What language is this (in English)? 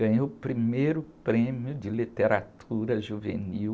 Portuguese